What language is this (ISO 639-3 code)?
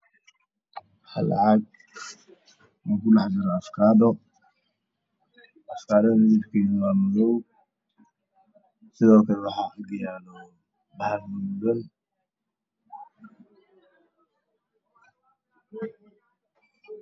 som